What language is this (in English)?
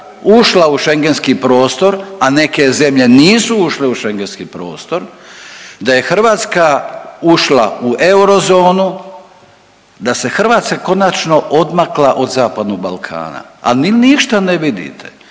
Croatian